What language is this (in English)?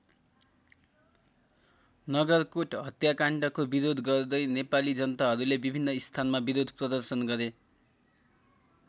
Nepali